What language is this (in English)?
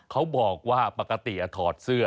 Thai